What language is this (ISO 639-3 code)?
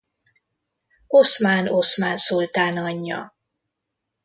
hun